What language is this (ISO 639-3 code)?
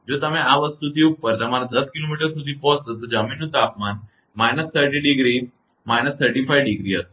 guj